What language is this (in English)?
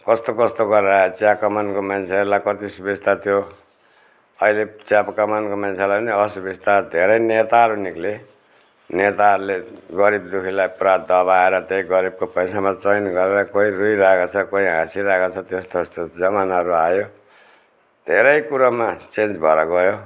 Nepali